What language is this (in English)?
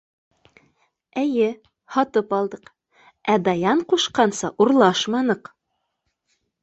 Bashkir